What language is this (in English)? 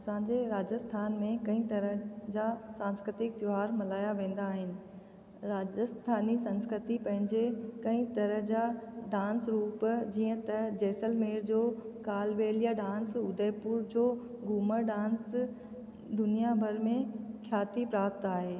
Sindhi